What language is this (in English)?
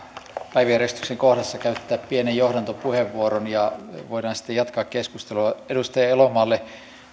Finnish